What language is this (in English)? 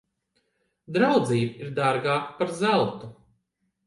Latvian